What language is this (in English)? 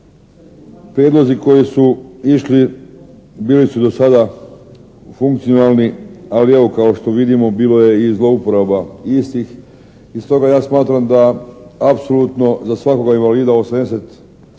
Croatian